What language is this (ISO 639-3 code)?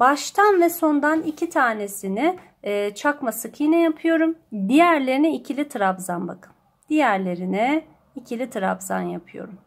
tur